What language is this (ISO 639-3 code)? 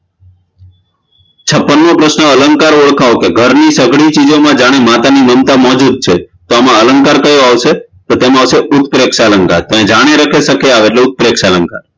guj